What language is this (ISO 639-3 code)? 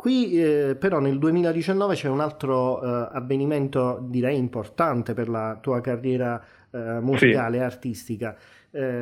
ita